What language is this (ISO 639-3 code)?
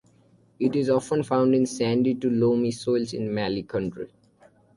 eng